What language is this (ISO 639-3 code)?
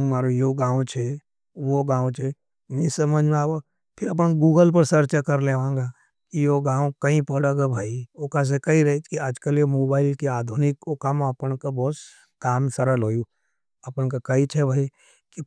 noe